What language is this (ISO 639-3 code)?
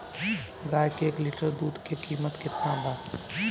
bho